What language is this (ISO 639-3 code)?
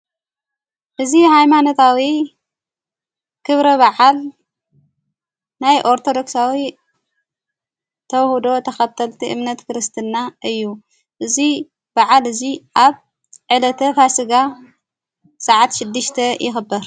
tir